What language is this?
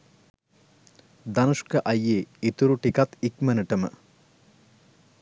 Sinhala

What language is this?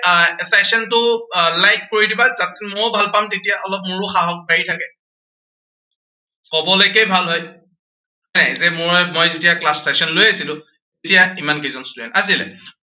Assamese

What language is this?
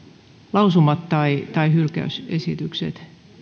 Finnish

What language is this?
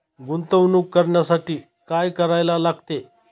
Marathi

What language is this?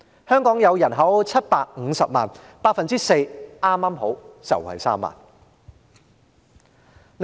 Cantonese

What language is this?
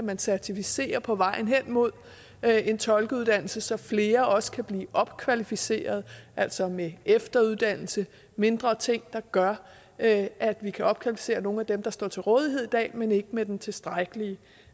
Danish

